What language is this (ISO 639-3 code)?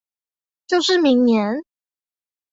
zho